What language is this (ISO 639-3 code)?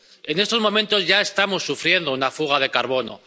spa